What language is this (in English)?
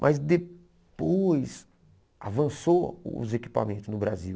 Portuguese